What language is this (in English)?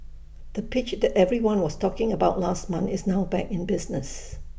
English